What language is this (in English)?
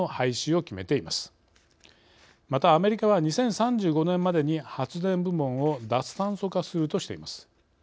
Japanese